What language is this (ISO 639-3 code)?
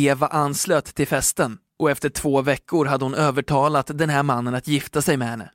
swe